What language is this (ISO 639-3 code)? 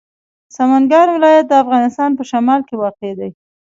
pus